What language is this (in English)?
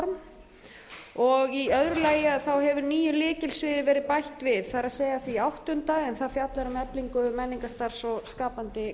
Icelandic